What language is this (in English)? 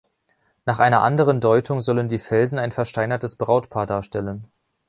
German